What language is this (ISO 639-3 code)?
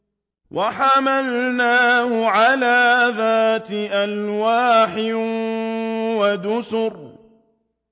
ara